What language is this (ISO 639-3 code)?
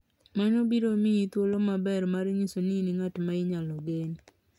luo